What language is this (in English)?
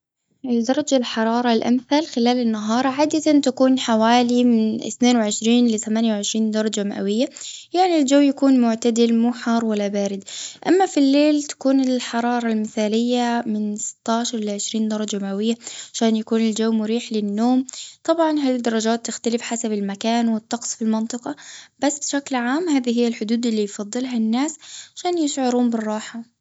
Gulf Arabic